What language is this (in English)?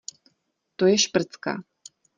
Czech